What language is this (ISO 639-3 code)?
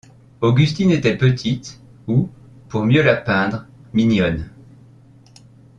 fra